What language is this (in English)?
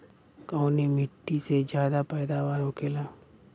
Bhojpuri